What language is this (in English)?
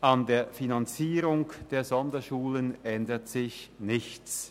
Swiss German